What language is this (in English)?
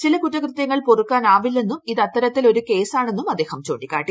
Malayalam